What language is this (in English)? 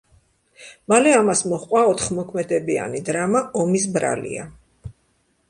Georgian